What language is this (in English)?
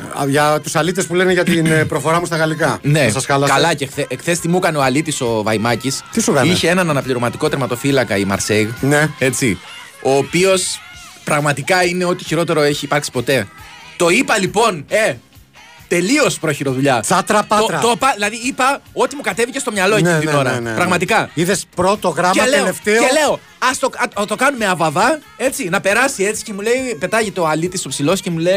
Greek